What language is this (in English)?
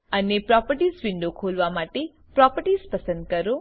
Gujarati